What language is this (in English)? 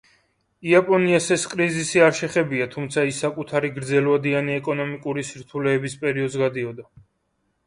Georgian